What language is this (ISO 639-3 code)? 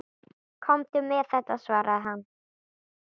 isl